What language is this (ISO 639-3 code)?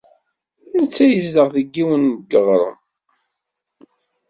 kab